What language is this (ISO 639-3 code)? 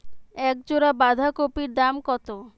ben